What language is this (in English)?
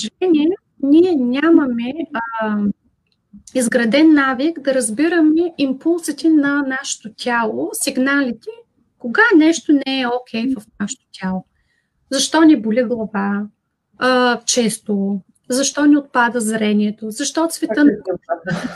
Bulgarian